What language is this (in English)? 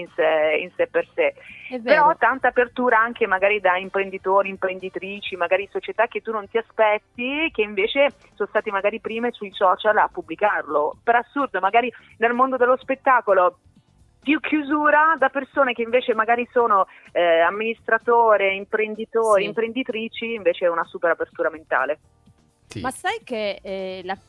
Italian